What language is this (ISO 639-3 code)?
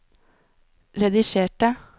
nor